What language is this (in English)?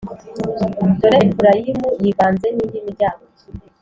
Kinyarwanda